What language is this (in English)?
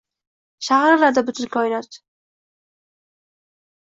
Uzbek